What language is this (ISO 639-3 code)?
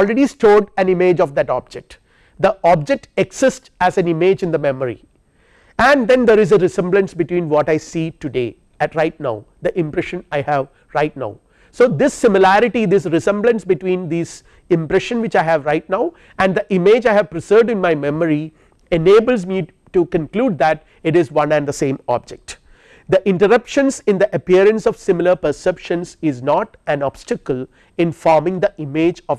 eng